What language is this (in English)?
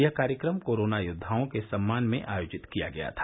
Hindi